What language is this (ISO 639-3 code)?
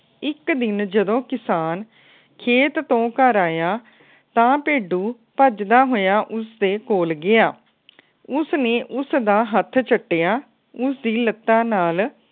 pan